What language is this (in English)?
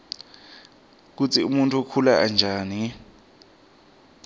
Swati